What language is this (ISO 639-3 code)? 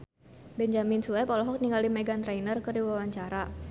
sun